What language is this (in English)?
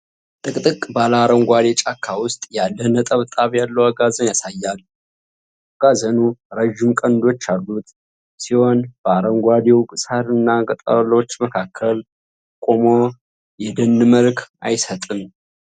Amharic